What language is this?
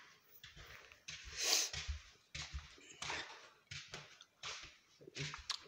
Romanian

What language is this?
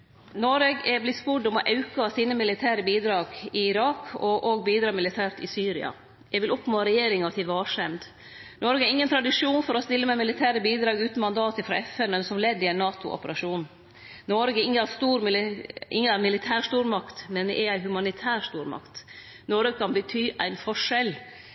Norwegian Nynorsk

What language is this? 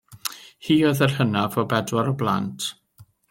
Welsh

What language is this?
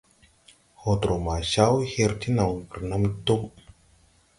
Tupuri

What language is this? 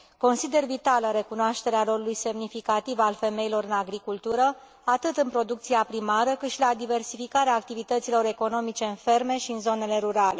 Romanian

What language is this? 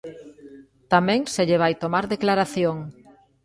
Galician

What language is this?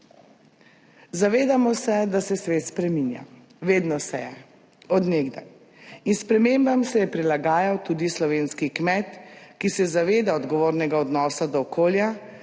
Slovenian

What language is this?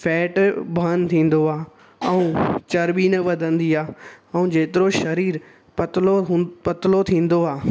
Sindhi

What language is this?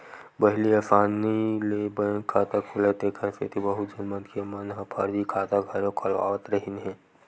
Chhattisgarhi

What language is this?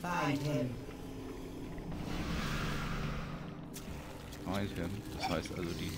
German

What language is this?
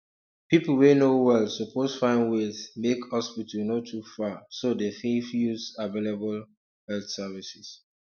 Nigerian Pidgin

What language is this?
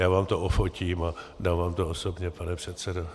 Czech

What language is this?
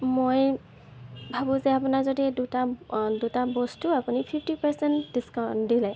Assamese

